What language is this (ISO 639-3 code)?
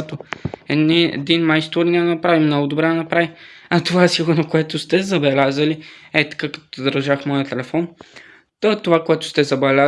bul